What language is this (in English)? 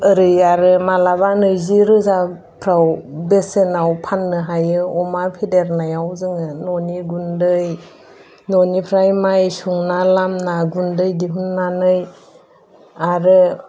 Bodo